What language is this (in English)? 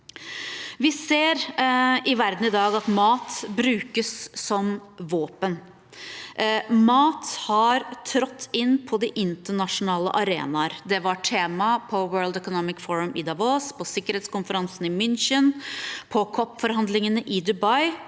Norwegian